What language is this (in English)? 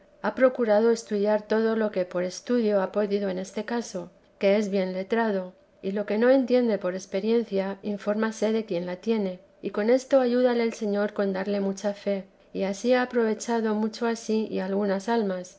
Spanish